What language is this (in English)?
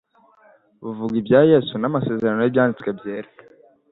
Kinyarwanda